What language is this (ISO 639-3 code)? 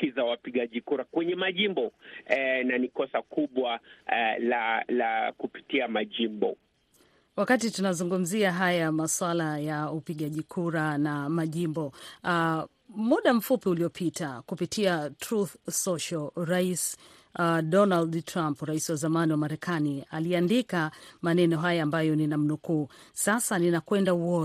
swa